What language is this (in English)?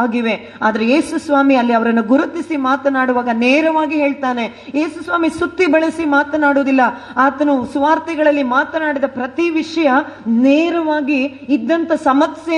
Kannada